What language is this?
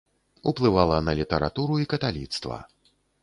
Belarusian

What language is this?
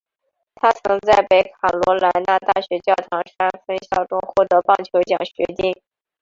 Chinese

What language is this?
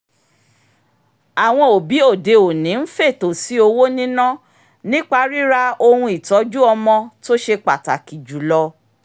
Yoruba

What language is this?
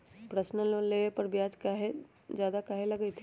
Magahi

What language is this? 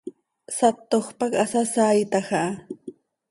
Seri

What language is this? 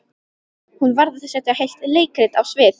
Icelandic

